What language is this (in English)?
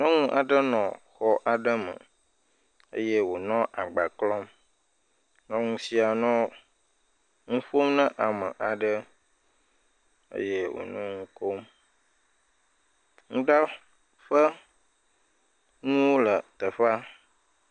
Ewe